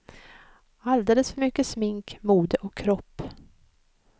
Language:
Swedish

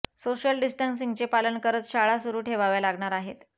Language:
Marathi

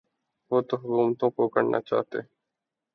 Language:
Urdu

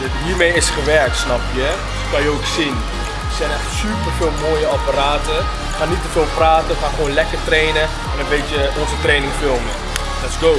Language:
Dutch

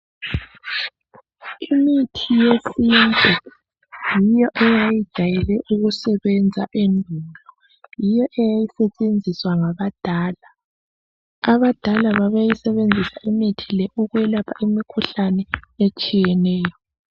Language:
North Ndebele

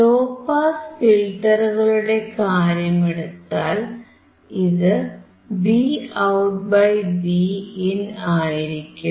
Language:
Malayalam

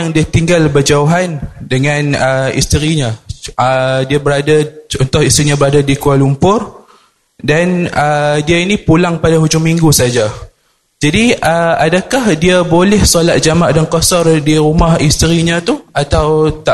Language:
Malay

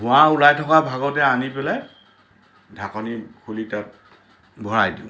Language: Assamese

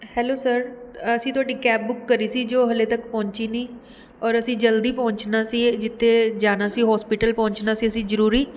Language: Punjabi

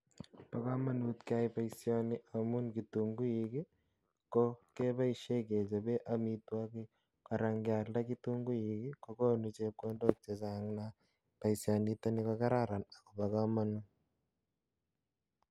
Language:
Kalenjin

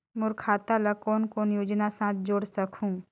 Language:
Chhattisgarhi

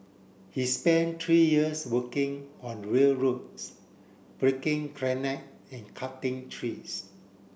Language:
English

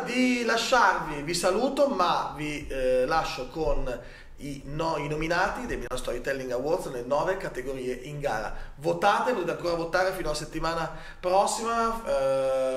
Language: Italian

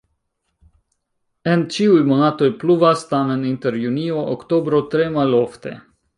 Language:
Esperanto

